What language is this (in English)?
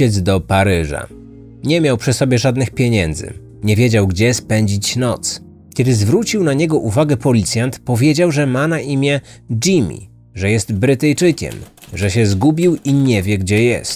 Polish